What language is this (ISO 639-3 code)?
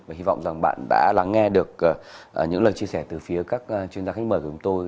vie